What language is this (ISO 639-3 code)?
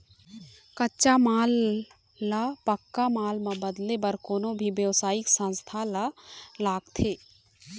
hne